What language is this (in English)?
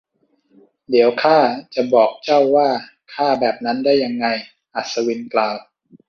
Thai